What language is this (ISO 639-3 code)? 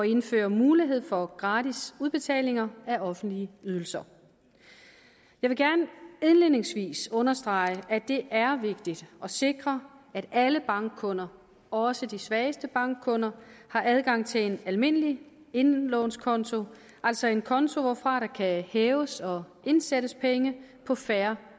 dan